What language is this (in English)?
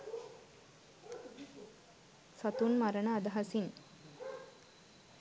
Sinhala